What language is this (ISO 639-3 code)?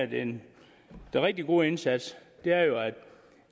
dan